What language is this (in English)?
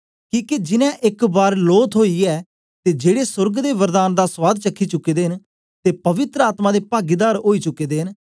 Dogri